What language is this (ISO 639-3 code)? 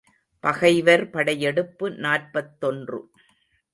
tam